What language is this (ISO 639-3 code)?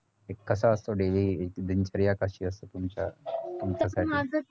mar